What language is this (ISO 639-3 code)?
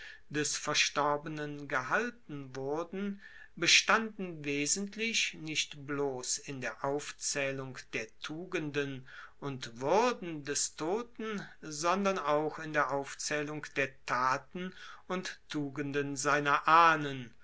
deu